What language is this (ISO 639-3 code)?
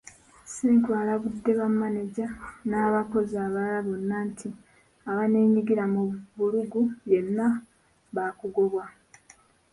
lug